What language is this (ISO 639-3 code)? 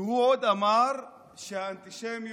heb